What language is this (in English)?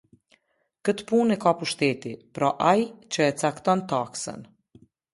Albanian